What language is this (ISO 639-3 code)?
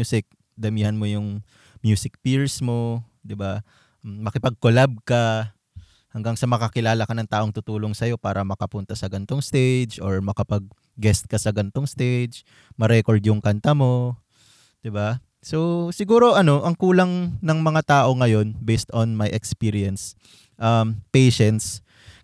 fil